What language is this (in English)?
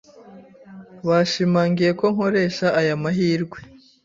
Kinyarwanda